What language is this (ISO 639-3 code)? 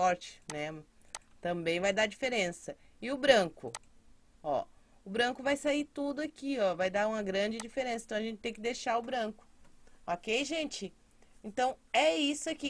por